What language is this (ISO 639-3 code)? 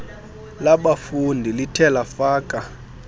xho